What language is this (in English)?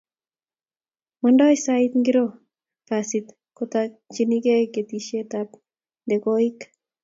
Kalenjin